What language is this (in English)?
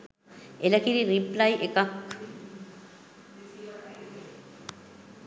Sinhala